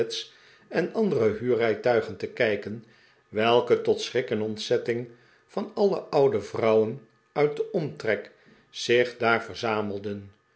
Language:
Dutch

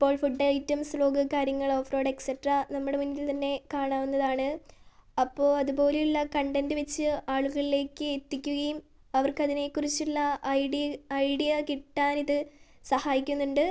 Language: Malayalam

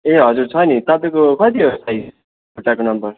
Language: Nepali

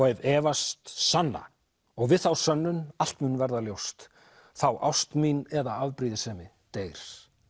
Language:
Icelandic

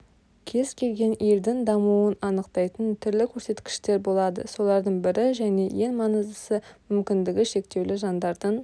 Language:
Kazakh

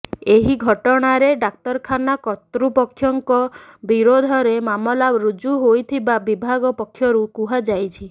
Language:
Odia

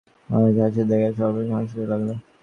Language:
Bangla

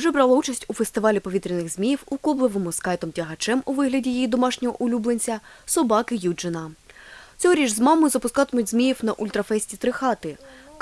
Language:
Ukrainian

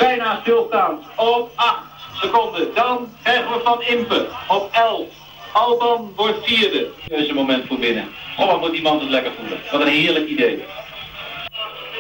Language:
Dutch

